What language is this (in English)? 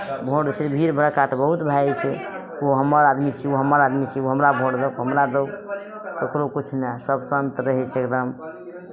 Maithili